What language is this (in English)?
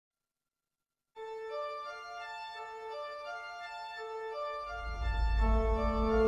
German